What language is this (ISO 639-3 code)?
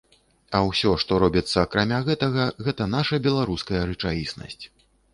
bel